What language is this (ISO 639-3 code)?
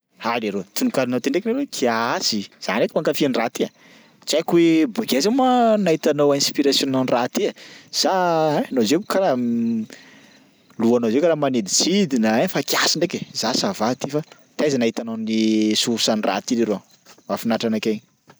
skg